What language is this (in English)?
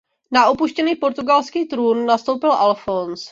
Czech